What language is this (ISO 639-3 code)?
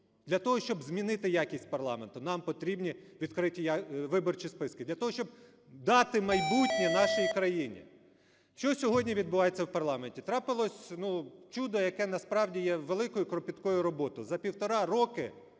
ukr